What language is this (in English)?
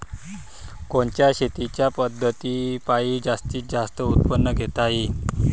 Marathi